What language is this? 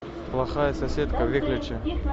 Russian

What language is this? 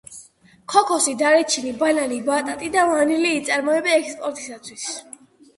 Georgian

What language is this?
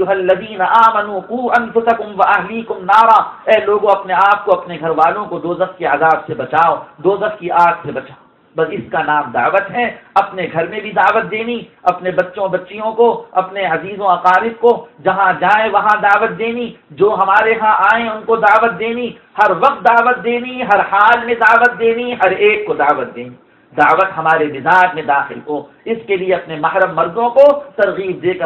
Arabic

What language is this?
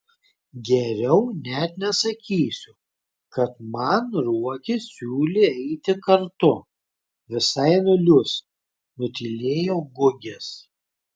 Lithuanian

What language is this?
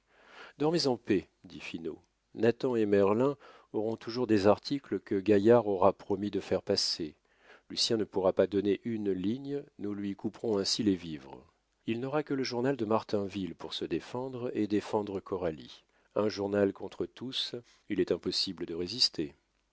French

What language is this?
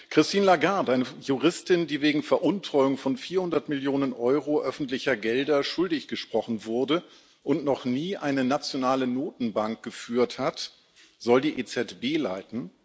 German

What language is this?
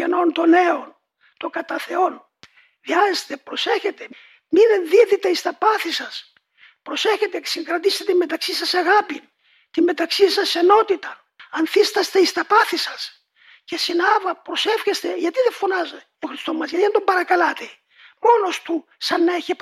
Greek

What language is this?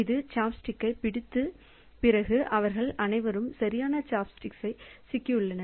Tamil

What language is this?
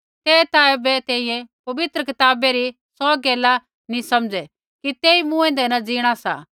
Kullu Pahari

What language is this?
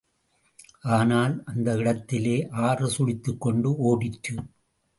Tamil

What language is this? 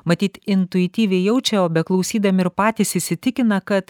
Lithuanian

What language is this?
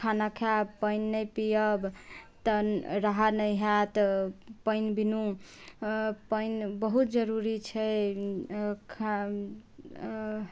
Maithili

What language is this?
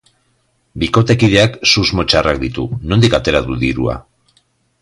Basque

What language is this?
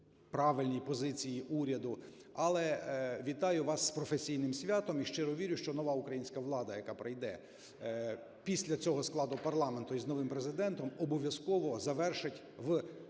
Ukrainian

